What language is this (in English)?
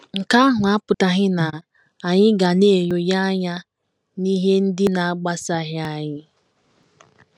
Igbo